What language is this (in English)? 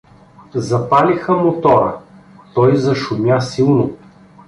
Bulgarian